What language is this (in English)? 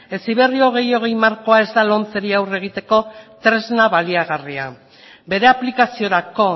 Basque